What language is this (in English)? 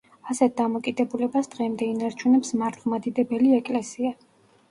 Georgian